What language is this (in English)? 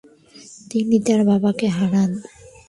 Bangla